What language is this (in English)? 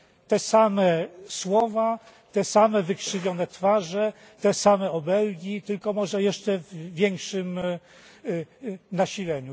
Polish